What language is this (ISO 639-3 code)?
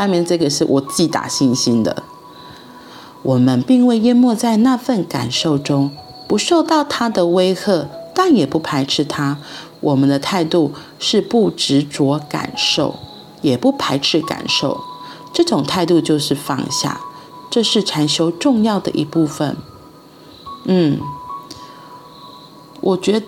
zho